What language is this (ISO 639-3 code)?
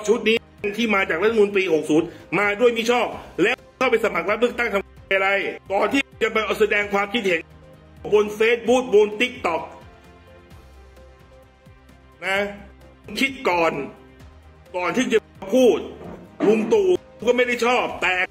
tha